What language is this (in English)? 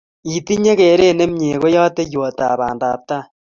Kalenjin